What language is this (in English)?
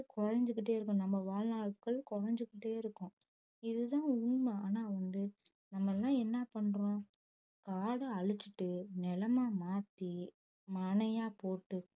Tamil